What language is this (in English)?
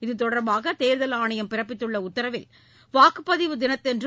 Tamil